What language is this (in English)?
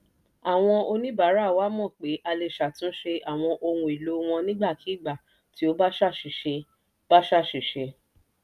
Yoruba